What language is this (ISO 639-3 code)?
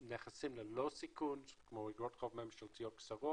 heb